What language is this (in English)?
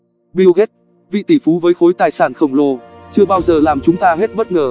Vietnamese